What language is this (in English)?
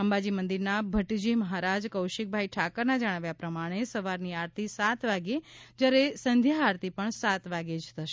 Gujarati